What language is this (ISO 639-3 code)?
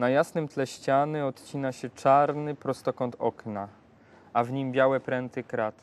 pol